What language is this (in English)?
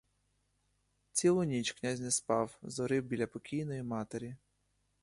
Ukrainian